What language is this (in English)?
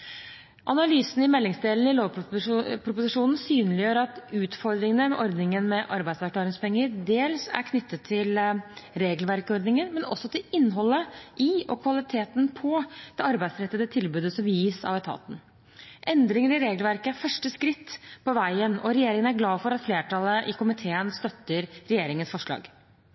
Norwegian Bokmål